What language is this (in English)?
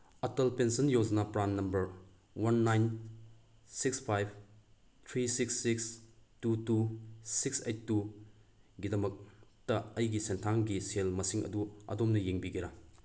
Manipuri